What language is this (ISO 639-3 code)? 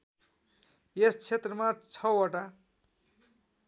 nep